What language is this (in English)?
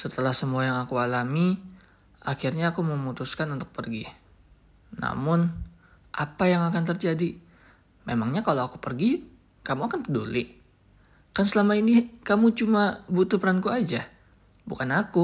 Indonesian